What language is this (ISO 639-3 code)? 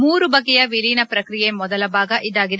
kan